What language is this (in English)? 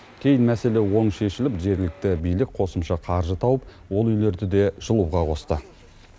Kazakh